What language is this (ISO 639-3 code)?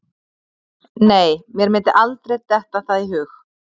isl